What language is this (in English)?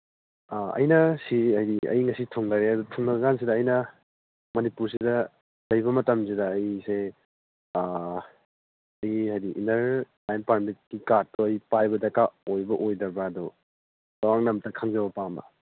Manipuri